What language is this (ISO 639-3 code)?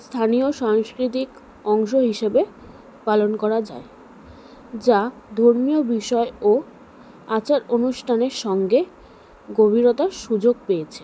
ben